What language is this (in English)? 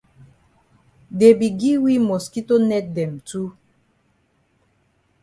Cameroon Pidgin